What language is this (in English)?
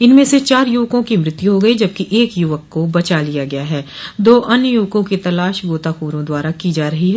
Hindi